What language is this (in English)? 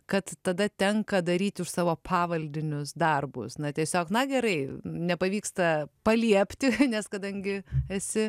Lithuanian